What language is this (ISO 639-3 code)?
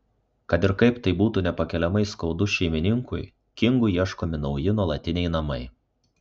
lit